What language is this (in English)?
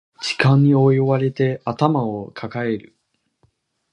Japanese